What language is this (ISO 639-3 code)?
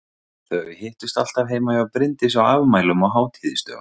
isl